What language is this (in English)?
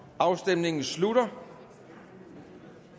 Danish